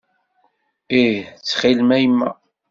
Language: Kabyle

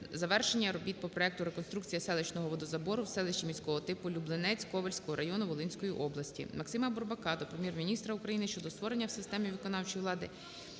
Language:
Ukrainian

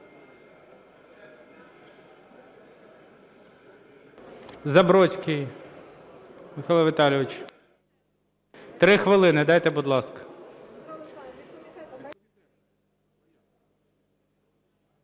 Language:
Ukrainian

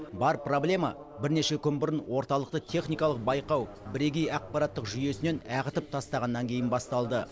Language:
Kazakh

